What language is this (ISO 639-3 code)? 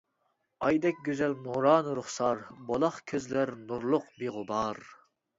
uig